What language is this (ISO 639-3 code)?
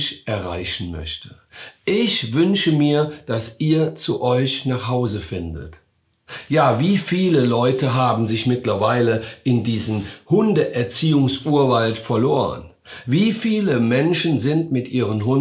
deu